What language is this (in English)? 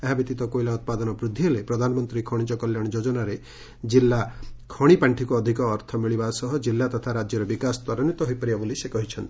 Odia